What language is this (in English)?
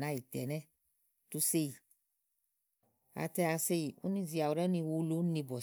Igo